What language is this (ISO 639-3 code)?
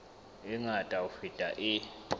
sot